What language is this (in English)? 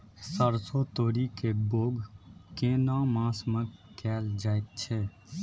Maithili